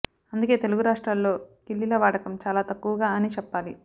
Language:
Telugu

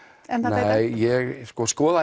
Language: Icelandic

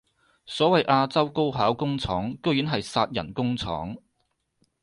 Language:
Cantonese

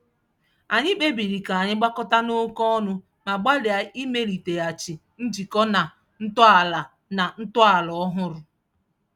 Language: Igbo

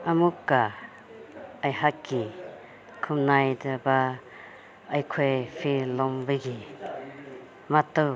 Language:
Manipuri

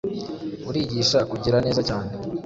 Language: Kinyarwanda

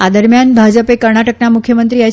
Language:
Gujarati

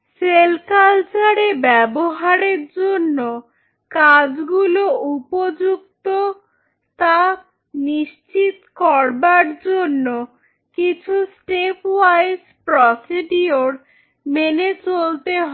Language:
Bangla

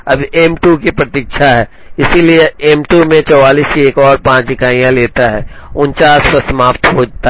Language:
Hindi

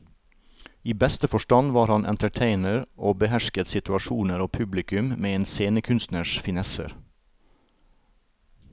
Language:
Norwegian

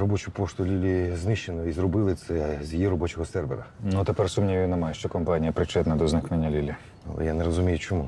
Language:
Ukrainian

